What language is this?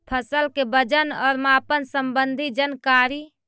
Magahi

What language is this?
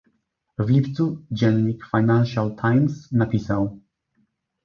Polish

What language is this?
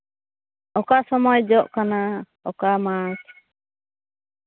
Santali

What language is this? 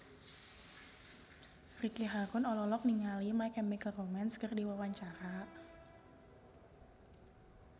Sundanese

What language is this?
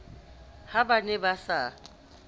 Southern Sotho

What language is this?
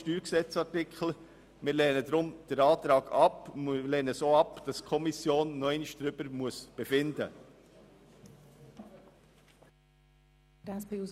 Swiss German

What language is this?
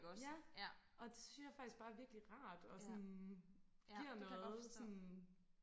Danish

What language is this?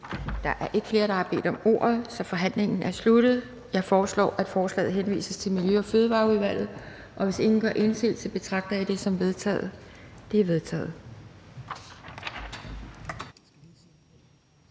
Danish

